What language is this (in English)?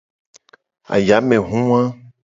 Gen